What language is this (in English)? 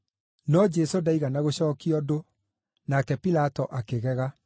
Kikuyu